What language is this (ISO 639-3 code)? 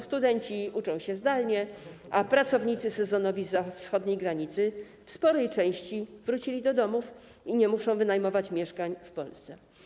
pol